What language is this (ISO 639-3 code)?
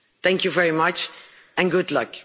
eng